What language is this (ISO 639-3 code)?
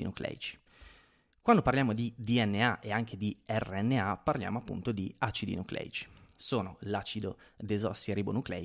ita